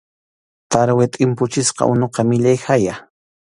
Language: Arequipa-La Unión Quechua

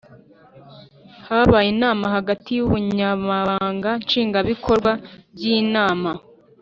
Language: Kinyarwanda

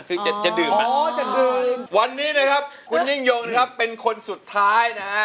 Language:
Thai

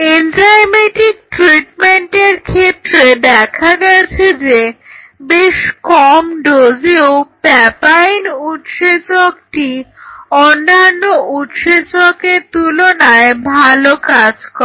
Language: Bangla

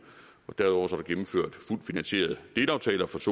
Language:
Danish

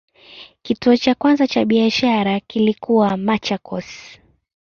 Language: Swahili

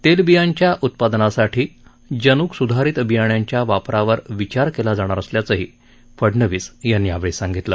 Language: Marathi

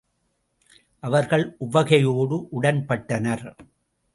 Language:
Tamil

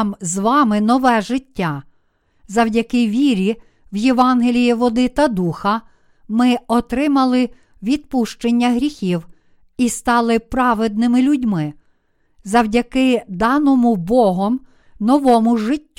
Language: Ukrainian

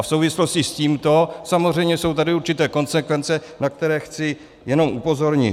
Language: Czech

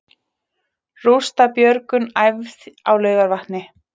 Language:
Icelandic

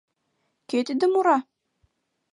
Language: Mari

